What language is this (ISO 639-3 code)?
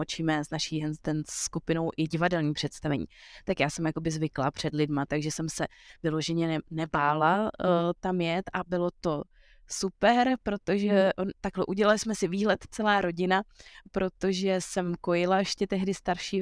ces